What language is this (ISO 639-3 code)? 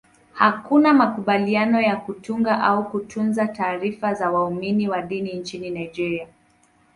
swa